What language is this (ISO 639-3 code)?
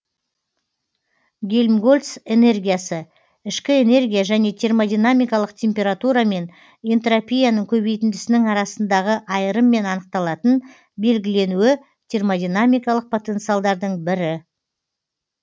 kaz